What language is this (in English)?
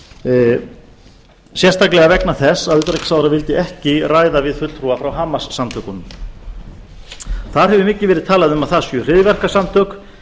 Icelandic